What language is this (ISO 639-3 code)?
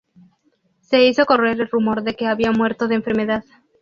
spa